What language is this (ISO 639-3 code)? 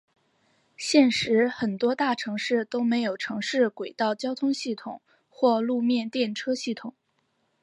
zho